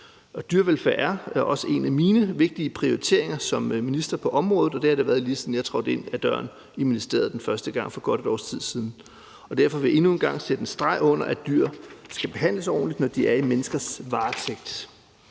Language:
Danish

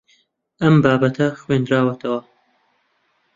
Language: Central Kurdish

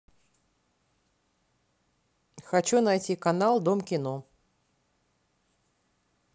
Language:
Russian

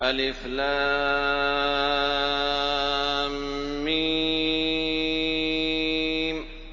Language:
Arabic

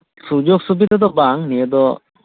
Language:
Santali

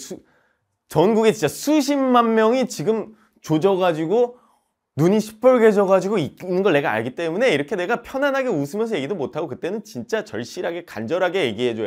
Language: Korean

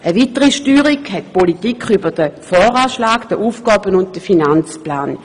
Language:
Swiss German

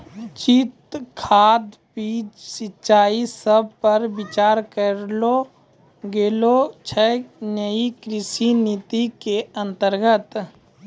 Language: Maithili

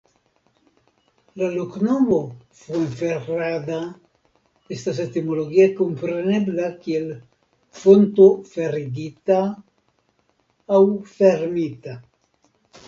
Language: Esperanto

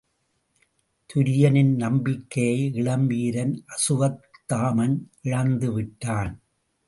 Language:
Tamil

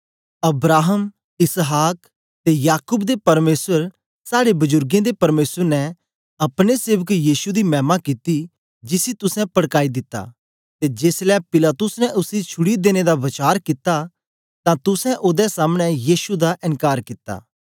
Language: Dogri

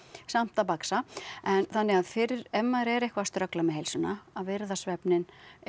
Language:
Icelandic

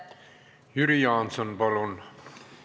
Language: Estonian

